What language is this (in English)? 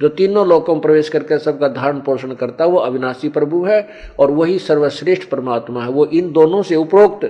Hindi